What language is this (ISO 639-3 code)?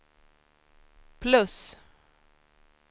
swe